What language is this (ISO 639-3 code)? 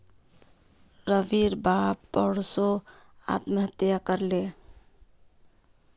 mag